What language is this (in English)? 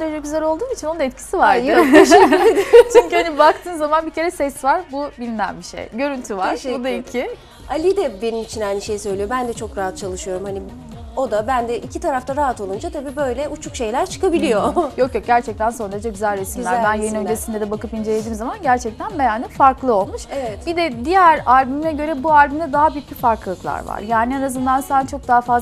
Turkish